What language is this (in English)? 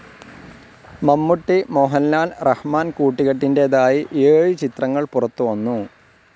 Malayalam